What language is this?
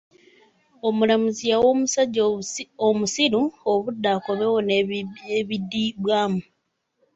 Ganda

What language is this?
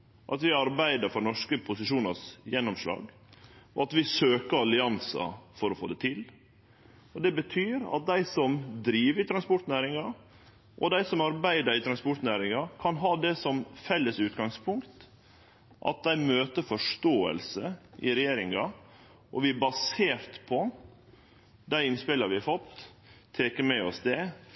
Norwegian Nynorsk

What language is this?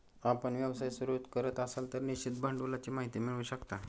Marathi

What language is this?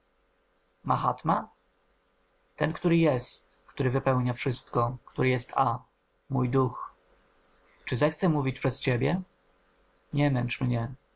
Polish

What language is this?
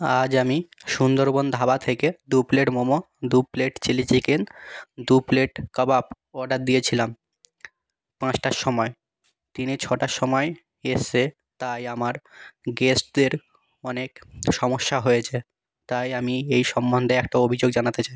Bangla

